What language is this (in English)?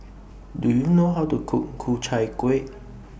English